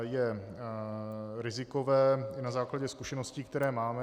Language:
Czech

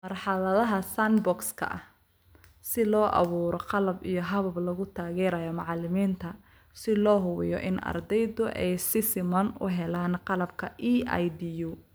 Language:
Somali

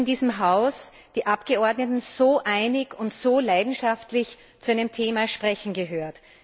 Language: German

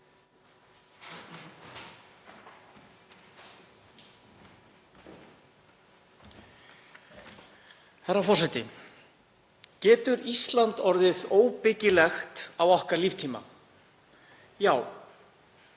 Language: Icelandic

